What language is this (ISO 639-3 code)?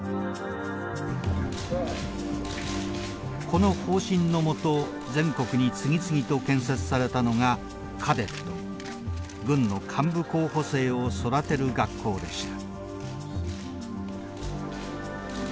jpn